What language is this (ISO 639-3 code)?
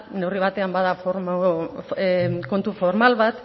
eus